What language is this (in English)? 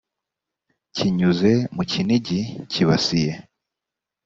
Kinyarwanda